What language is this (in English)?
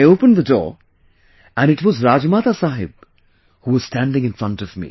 English